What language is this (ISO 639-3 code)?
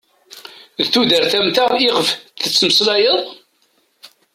kab